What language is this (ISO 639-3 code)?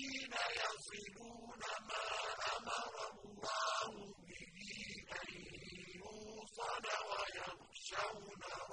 ara